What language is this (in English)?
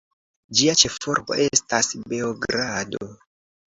Esperanto